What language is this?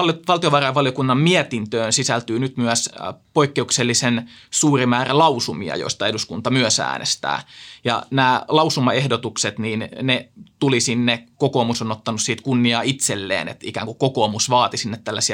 Finnish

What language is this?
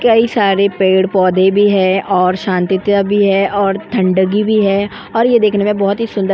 Hindi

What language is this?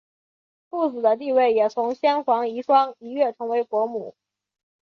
Chinese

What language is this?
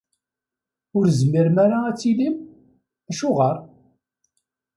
Kabyle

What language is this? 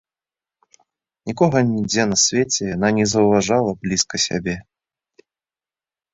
Belarusian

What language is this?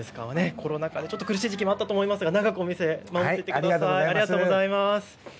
Japanese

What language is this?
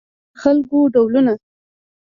Pashto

